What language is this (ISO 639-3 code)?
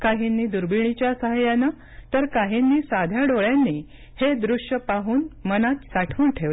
mar